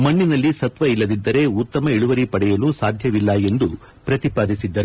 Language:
Kannada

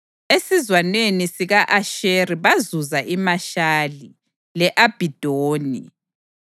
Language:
North Ndebele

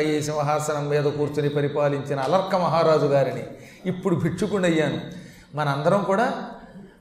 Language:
Telugu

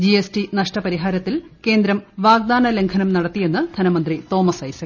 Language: Malayalam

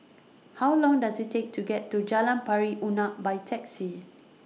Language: English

